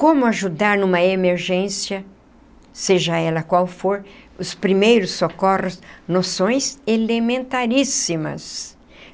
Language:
Portuguese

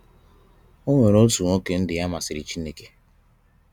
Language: Igbo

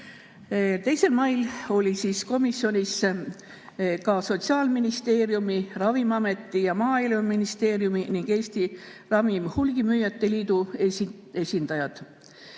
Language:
Estonian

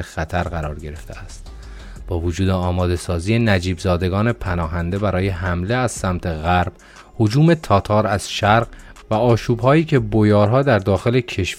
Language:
Persian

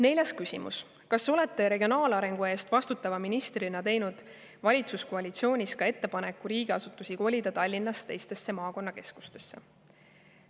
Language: Estonian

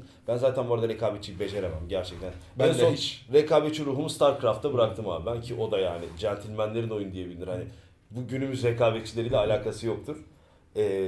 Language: Turkish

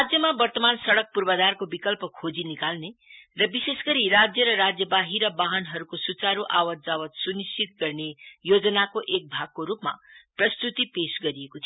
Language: Nepali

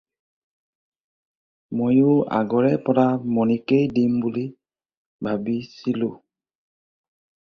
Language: Assamese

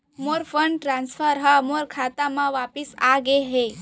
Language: Chhattisgarhi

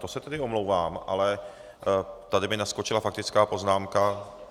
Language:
Czech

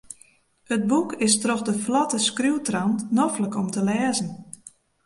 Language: Western Frisian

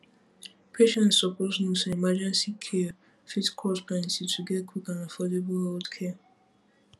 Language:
Nigerian Pidgin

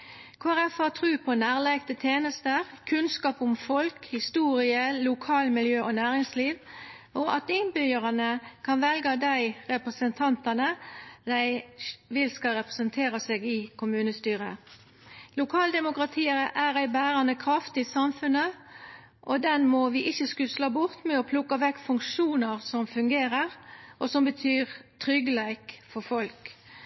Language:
Norwegian Nynorsk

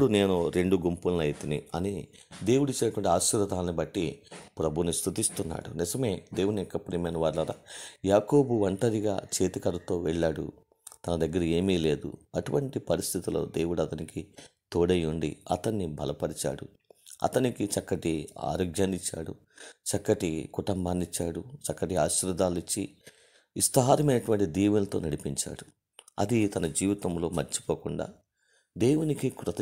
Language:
Indonesian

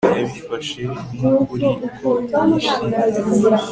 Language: Kinyarwanda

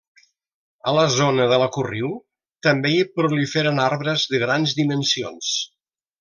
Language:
Catalan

